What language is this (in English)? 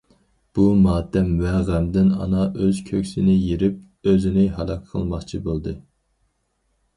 Uyghur